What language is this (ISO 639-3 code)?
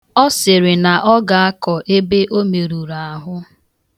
ibo